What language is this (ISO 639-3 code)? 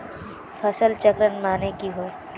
mag